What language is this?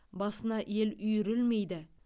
Kazakh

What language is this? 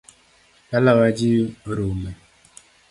Luo (Kenya and Tanzania)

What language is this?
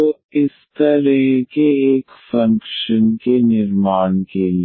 Hindi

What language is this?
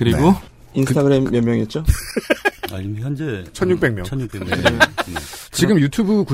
Korean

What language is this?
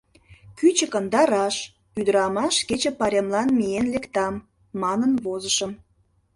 Mari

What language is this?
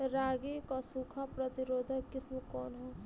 Bhojpuri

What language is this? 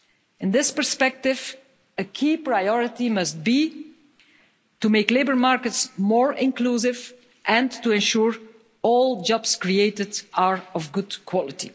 English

